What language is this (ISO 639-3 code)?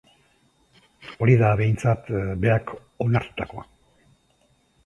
eus